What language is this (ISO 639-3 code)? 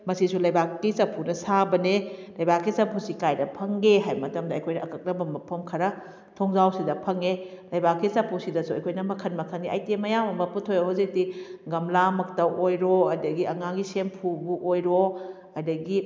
mni